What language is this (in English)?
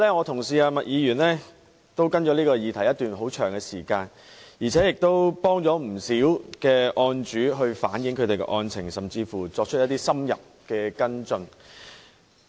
Cantonese